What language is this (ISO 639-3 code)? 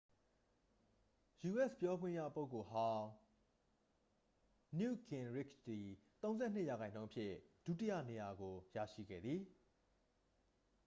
mya